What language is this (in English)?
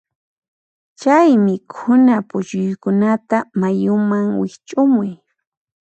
Puno Quechua